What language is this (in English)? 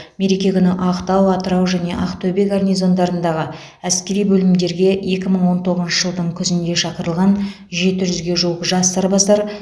Kazakh